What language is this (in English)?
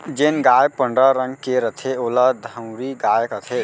Chhattisgarhi